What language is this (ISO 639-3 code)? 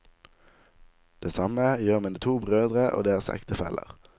nor